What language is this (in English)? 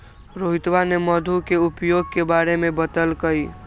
Magahi